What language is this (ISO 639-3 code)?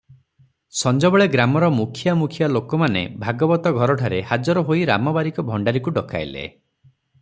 ori